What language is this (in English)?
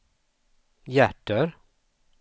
Swedish